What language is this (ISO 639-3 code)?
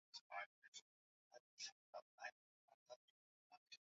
swa